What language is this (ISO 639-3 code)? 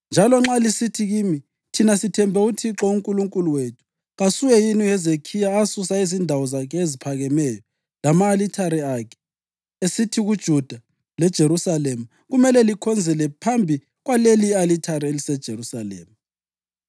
nde